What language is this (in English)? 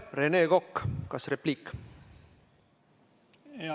Estonian